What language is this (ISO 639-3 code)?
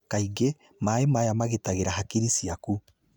kik